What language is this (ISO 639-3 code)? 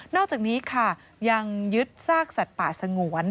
tha